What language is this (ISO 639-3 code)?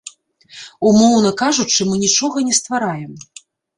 bel